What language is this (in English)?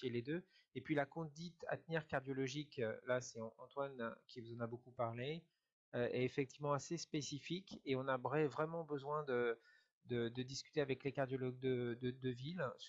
French